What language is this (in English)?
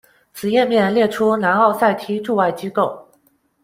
Chinese